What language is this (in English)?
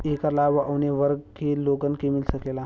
Bhojpuri